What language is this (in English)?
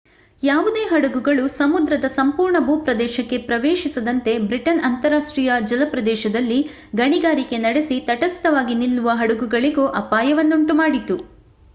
Kannada